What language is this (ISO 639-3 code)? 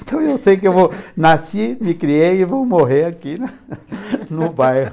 por